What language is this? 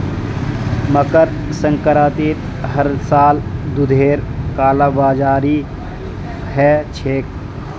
Magahi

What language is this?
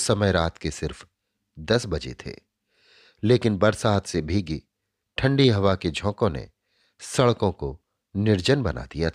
Hindi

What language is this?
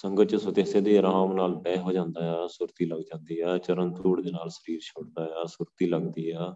Punjabi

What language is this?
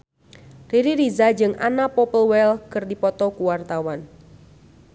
Sundanese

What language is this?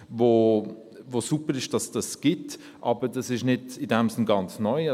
Swiss German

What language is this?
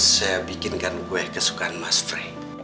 Indonesian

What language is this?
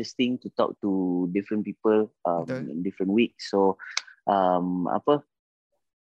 Malay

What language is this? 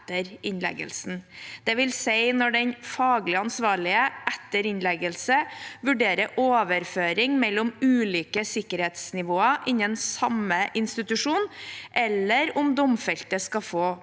Norwegian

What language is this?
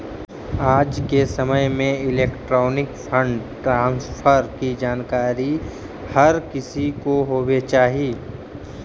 Magahi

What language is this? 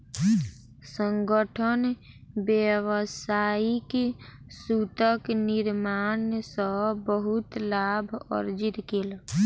Maithili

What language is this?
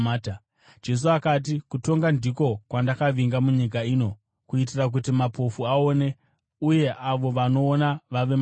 Shona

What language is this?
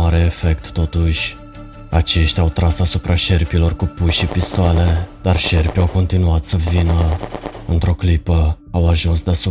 Romanian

